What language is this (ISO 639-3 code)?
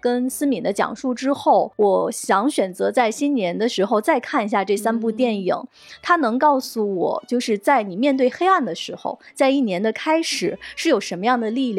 zho